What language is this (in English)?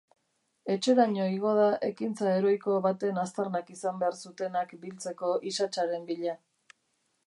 Basque